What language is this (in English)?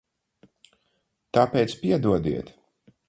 Latvian